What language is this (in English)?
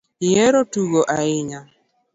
Luo (Kenya and Tanzania)